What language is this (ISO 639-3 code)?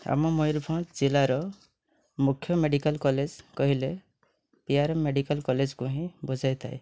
ori